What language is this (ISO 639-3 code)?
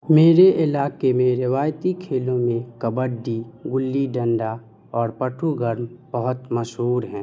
urd